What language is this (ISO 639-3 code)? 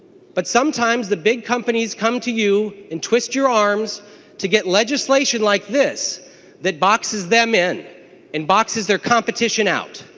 eng